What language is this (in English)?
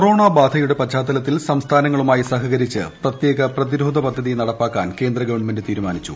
Malayalam